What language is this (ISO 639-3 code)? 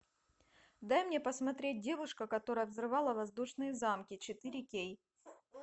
rus